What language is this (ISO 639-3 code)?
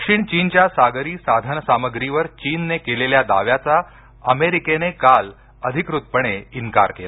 mar